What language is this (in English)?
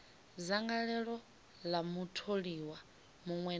Venda